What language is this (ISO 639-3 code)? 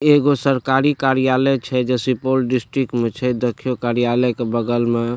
mai